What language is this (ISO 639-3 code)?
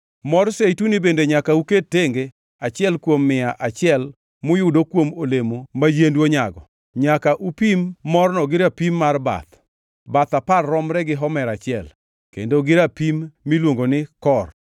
luo